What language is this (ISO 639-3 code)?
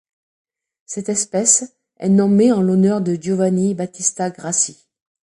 fra